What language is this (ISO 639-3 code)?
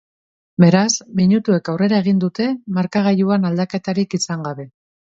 eus